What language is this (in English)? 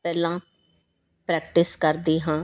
Punjabi